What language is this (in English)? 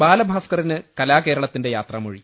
Malayalam